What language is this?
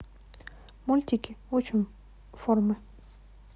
Russian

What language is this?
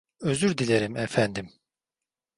Turkish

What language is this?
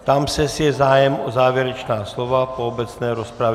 Czech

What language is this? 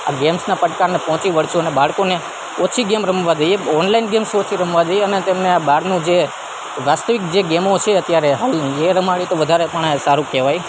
Gujarati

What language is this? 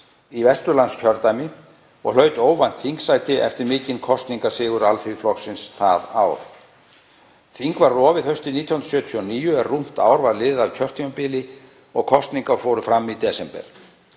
Icelandic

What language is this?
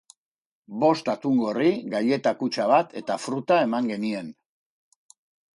Basque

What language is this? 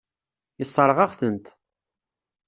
Kabyle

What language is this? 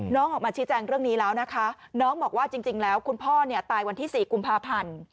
Thai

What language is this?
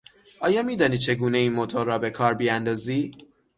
Persian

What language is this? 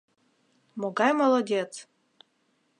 Mari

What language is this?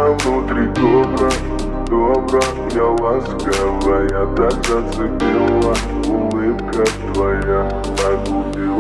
Russian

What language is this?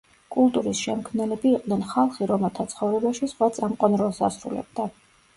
Georgian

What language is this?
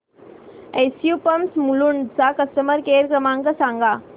Marathi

